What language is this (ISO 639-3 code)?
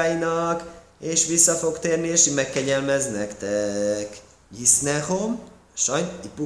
hun